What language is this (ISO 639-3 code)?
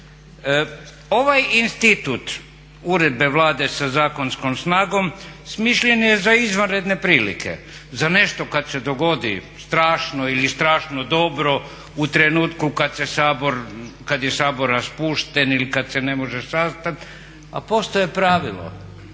hrv